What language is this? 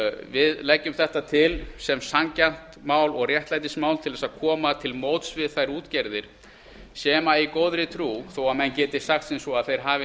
Icelandic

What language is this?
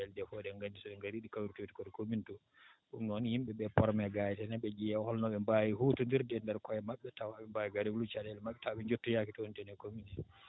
Fula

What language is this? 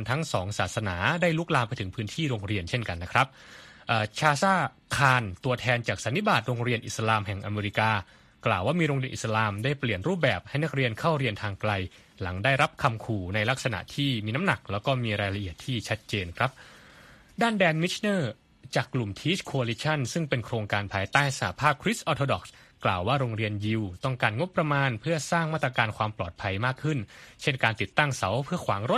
Thai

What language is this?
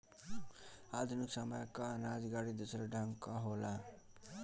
Bhojpuri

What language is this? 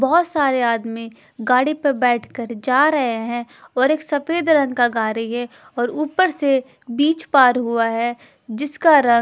Hindi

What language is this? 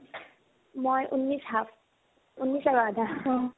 Assamese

